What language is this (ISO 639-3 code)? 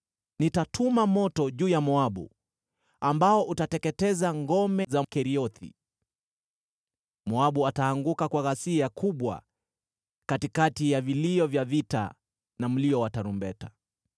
swa